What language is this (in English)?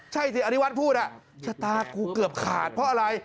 Thai